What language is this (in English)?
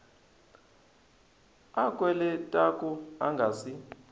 Tsonga